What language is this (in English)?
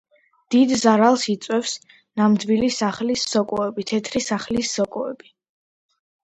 Georgian